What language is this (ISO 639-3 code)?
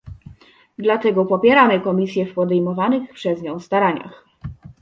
pol